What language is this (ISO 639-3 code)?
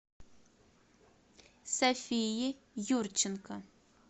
rus